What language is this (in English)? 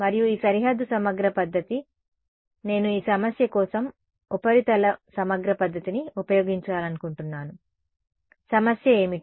Telugu